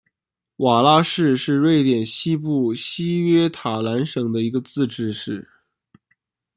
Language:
Chinese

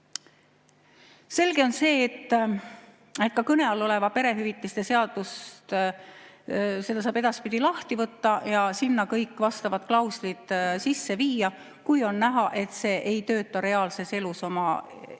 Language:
Estonian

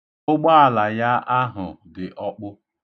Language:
Igbo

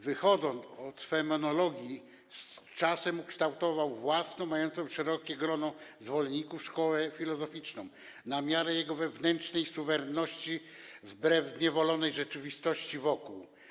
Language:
Polish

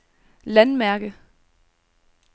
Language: Danish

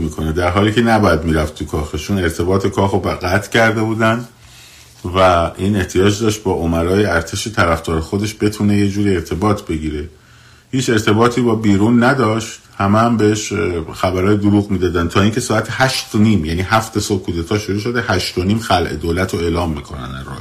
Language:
Persian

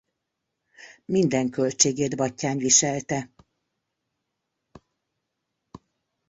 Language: Hungarian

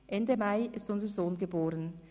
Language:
Swiss German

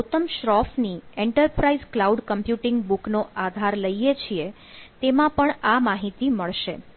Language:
Gujarati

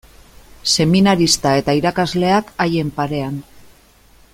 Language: Basque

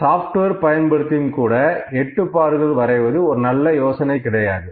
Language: Tamil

